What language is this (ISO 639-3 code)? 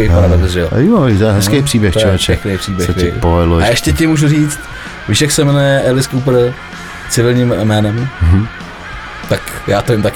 ces